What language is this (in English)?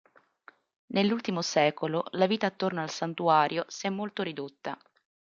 Italian